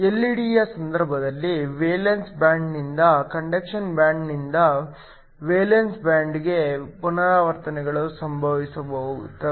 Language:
Kannada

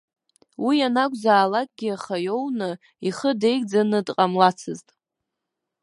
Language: Abkhazian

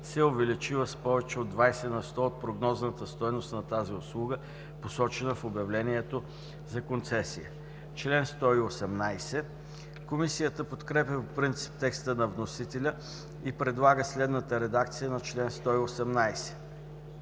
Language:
Bulgarian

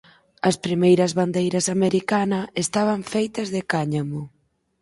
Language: Galician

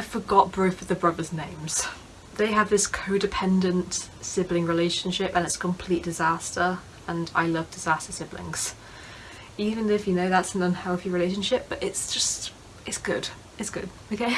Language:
English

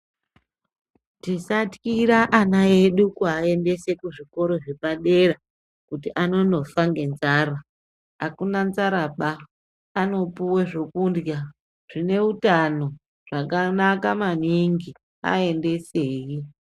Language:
Ndau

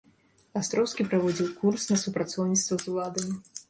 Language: Belarusian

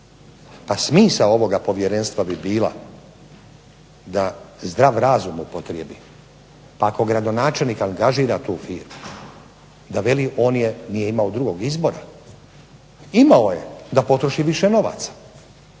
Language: Croatian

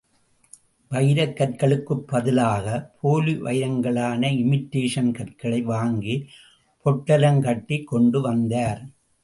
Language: Tamil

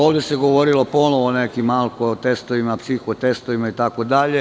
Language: Serbian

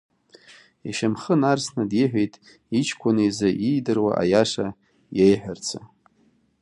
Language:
Abkhazian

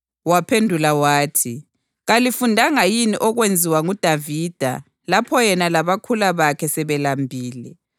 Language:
North Ndebele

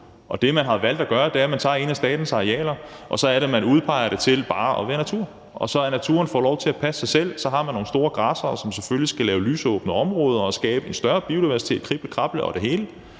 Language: Danish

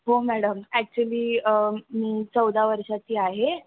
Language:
Marathi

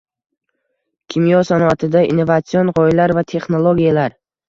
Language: Uzbek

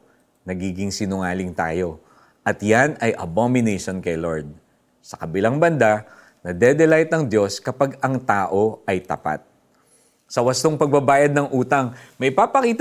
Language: Filipino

